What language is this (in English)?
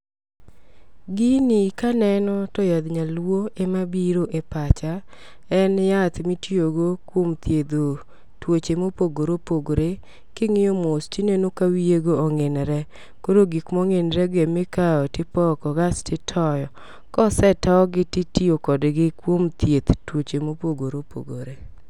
Luo (Kenya and Tanzania)